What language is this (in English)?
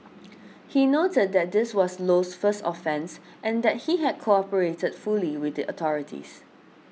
English